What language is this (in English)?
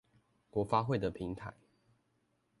Chinese